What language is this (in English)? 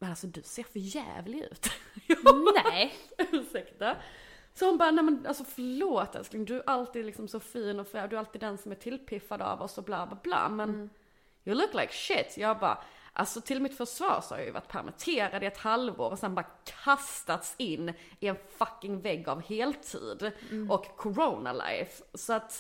Swedish